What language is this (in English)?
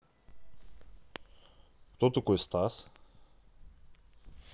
Russian